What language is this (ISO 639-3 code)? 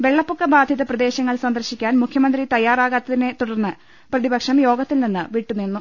mal